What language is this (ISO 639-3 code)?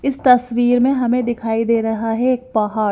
hin